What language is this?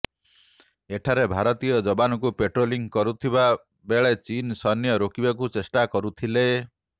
Odia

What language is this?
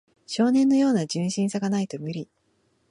Japanese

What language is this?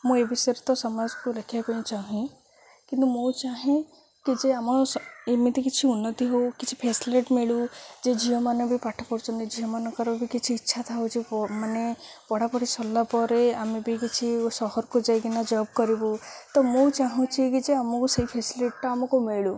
Odia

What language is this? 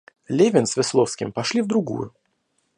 Russian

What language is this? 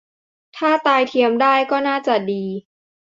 Thai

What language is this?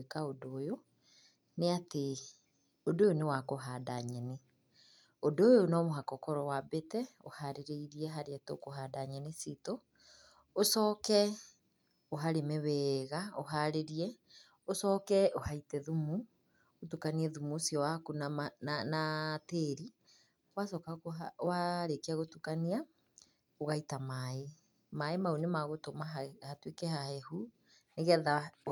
Kikuyu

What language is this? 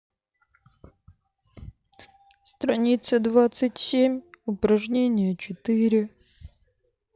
Russian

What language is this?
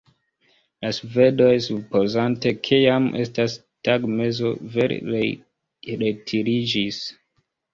Esperanto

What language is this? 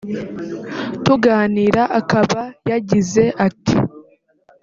Kinyarwanda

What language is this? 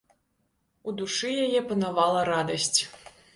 Belarusian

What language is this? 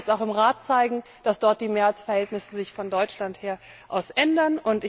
German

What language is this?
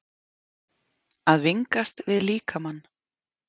Icelandic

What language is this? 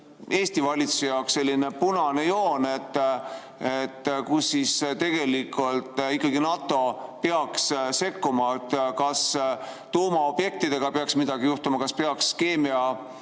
Estonian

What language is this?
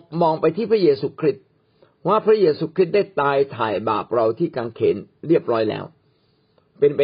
Thai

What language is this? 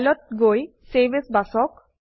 Assamese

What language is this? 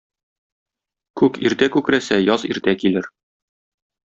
Tatar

